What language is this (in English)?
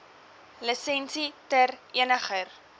Afrikaans